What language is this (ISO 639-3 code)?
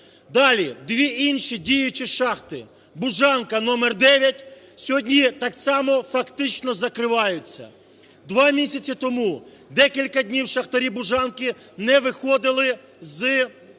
ukr